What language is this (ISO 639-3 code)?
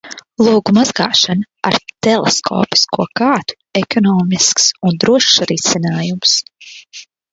lav